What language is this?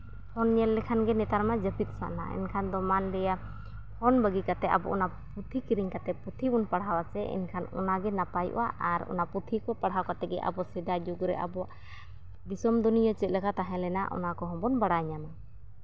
Santali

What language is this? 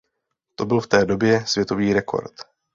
Czech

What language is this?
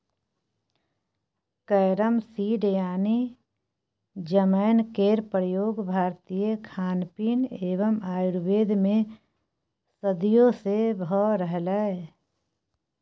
Maithili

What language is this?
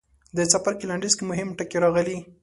Pashto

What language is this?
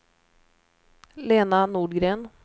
Swedish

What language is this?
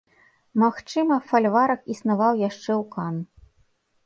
Belarusian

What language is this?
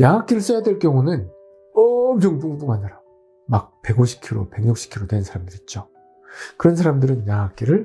Korean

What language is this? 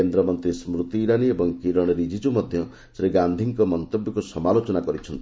Odia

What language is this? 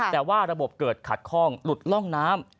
Thai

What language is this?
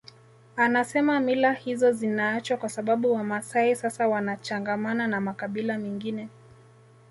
Swahili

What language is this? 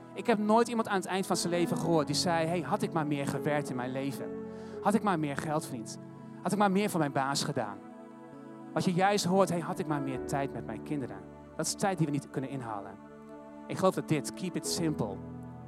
Dutch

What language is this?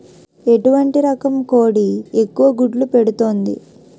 Telugu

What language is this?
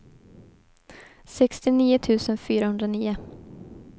Swedish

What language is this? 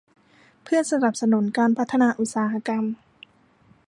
Thai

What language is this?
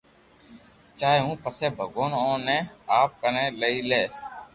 Loarki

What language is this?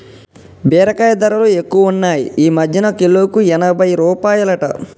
Telugu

